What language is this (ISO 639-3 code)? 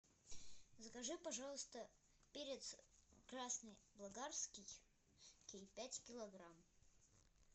rus